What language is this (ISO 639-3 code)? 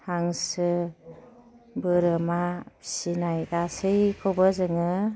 brx